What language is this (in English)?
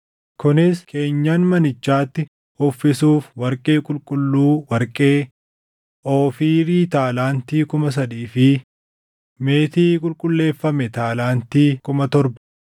Oromo